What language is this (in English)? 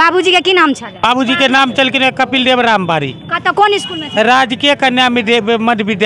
Hindi